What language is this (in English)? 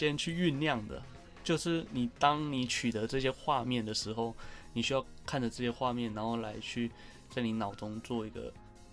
Chinese